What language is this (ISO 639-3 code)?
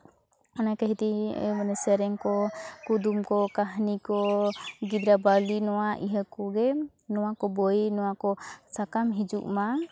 sat